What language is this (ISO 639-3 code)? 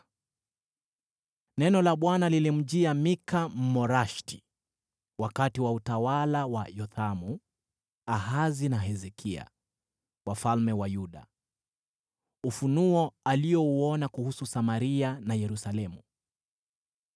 swa